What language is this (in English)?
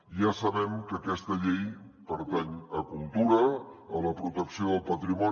Catalan